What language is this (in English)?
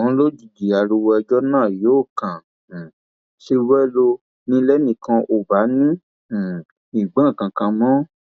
Yoruba